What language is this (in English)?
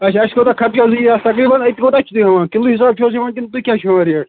Kashmiri